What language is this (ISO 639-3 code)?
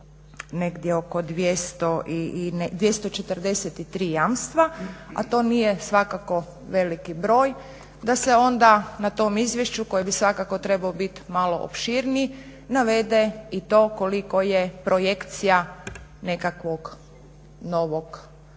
hrv